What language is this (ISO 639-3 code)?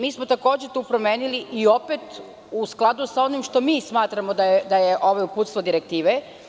srp